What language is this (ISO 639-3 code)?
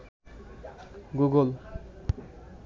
ben